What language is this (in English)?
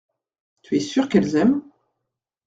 French